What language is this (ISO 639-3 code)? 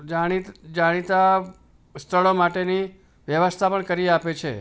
guj